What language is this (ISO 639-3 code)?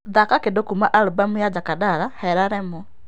kik